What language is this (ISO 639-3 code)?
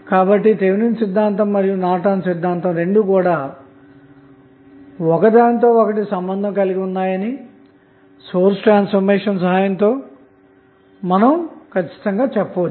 tel